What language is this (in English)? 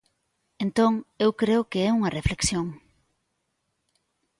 Galician